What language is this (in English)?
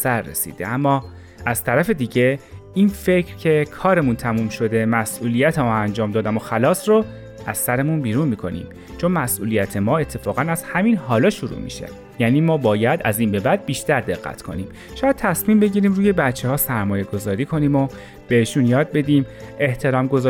Persian